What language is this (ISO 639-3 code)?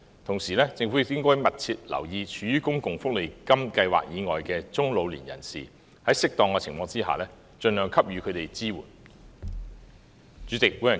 yue